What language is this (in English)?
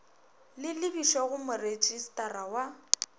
Northern Sotho